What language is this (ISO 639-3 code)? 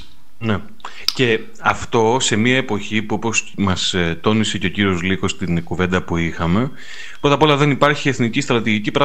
ell